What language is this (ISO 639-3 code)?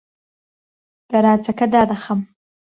ckb